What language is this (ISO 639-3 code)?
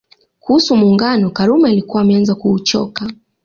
swa